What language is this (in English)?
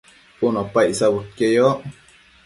Matsés